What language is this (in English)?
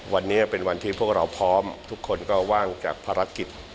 Thai